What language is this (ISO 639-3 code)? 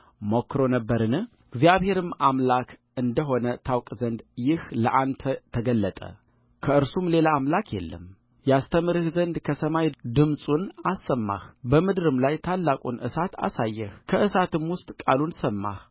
amh